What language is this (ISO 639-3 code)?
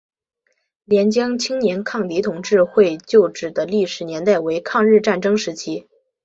zho